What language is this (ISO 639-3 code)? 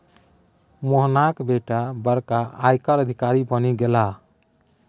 mai